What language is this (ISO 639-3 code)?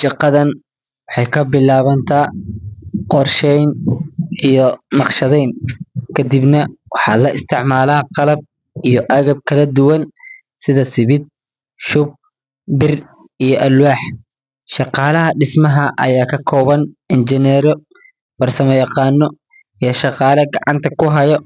som